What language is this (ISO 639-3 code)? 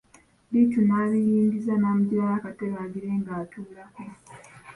lug